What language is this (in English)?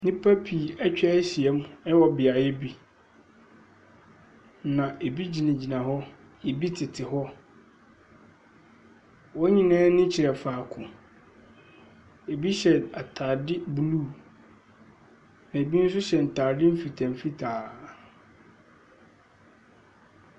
Akan